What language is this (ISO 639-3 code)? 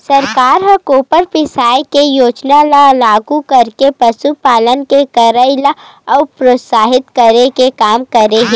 hne